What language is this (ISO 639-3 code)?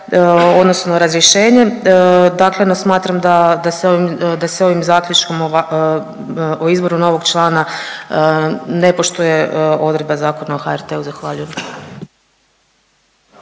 hrv